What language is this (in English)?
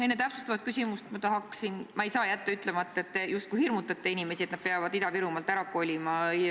Estonian